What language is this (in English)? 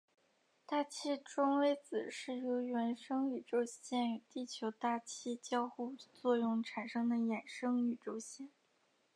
Chinese